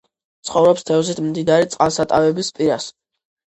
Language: Georgian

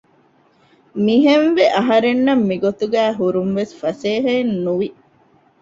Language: Divehi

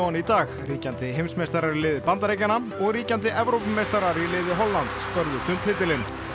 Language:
Icelandic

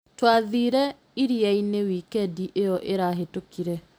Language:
Kikuyu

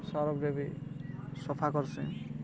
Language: Odia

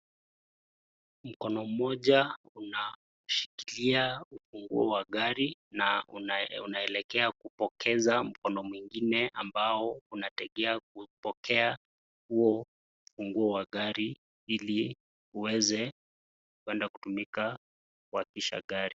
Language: Swahili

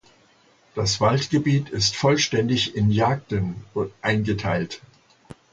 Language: German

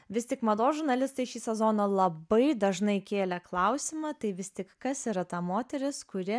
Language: Lithuanian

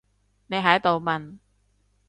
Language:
Cantonese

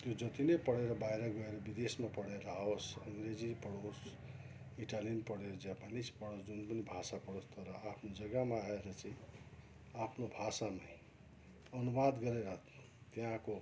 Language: Nepali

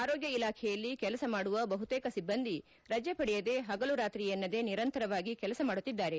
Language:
Kannada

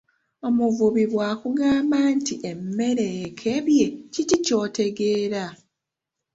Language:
Ganda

